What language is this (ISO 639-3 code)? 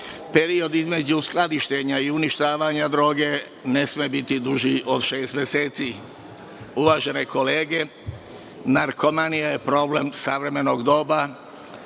srp